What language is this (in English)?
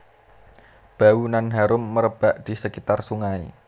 Javanese